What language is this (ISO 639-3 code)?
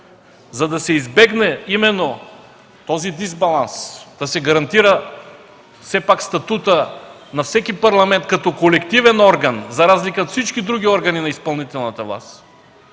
bul